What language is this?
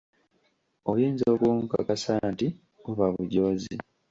Ganda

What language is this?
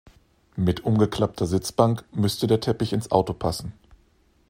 German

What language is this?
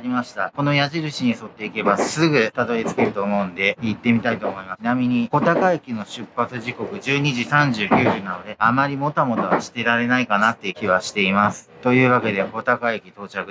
Japanese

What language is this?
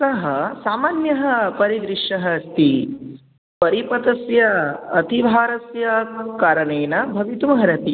Sanskrit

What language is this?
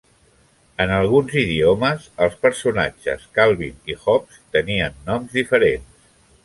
Catalan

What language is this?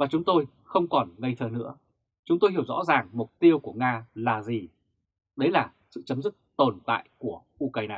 Vietnamese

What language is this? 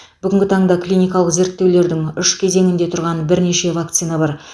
Kazakh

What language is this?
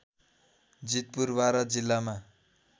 Nepali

